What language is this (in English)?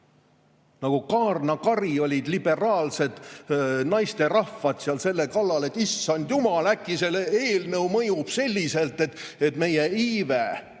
Estonian